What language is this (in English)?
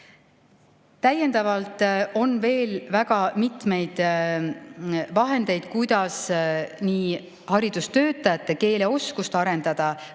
Estonian